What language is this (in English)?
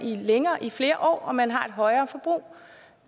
Danish